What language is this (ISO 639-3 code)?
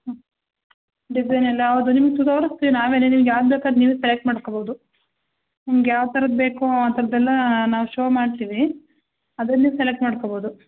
kan